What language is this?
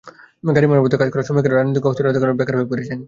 Bangla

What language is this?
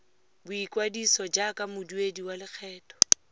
Tswana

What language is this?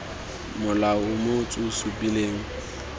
Tswana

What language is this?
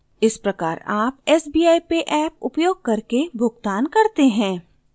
Hindi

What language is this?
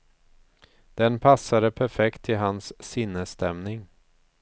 Swedish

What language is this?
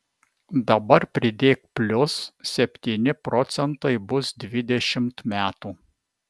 Lithuanian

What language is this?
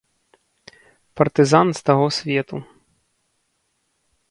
Belarusian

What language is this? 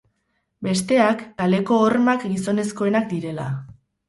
Basque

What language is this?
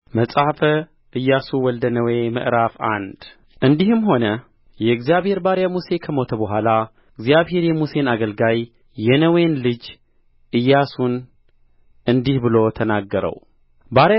Amharic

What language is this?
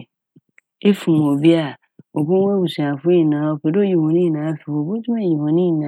Akan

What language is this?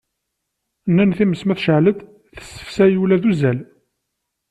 Kabyle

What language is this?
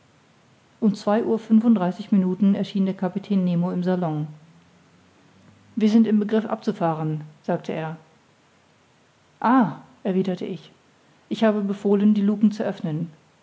German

